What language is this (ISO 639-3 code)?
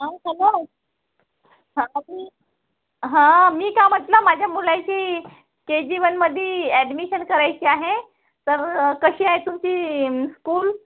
mar